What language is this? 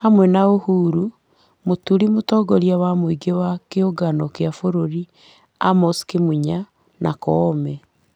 Kikuyu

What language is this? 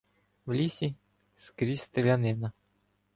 Ukrainian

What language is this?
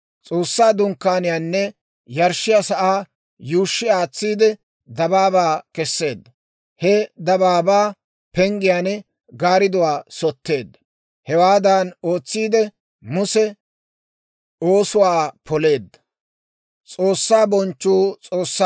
Dawro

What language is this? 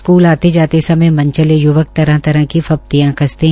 Hindi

